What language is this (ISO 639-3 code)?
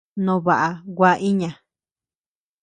cux